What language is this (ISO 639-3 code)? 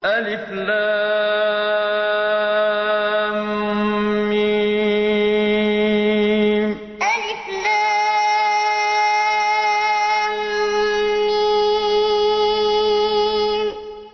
ara